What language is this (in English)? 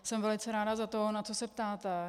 Czech